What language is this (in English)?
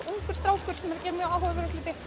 Icelandic